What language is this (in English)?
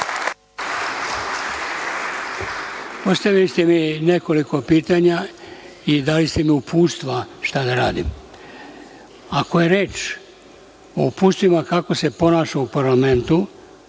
Serbian